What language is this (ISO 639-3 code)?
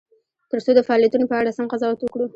pus